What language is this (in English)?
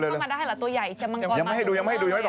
Thai